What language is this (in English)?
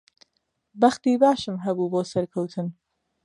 Central Kurdish